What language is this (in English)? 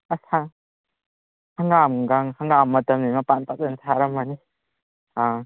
Manipuri